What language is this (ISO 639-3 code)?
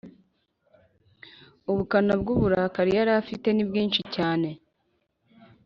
kin